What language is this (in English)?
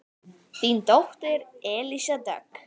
Icelandic